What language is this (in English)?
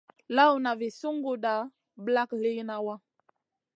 Masana